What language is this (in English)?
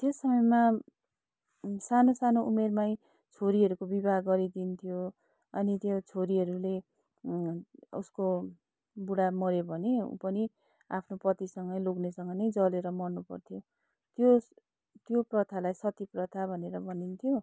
Nepali